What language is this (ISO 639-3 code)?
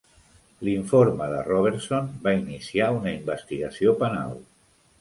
cat